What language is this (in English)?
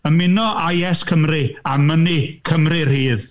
Welsh